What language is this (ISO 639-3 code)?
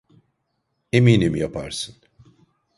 tur